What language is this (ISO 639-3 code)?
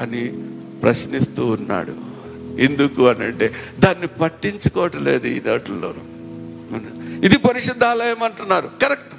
tel